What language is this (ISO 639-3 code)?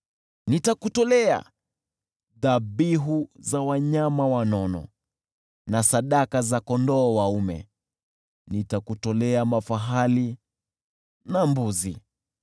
swa